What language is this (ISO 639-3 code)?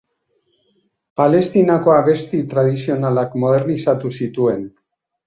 eus